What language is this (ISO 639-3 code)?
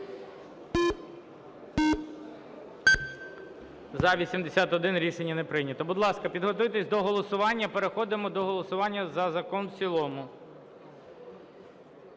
ukr